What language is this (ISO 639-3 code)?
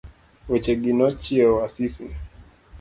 luo